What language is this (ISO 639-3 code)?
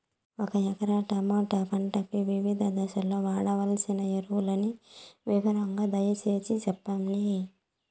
tel